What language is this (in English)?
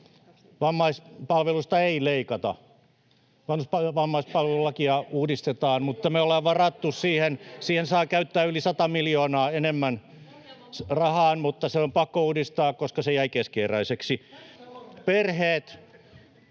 Finnish